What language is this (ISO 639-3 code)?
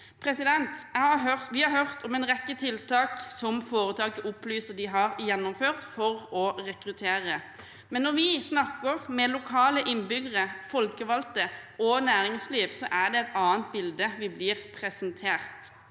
nor